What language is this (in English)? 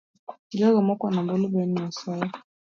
Luo (Kenya and Tanzania)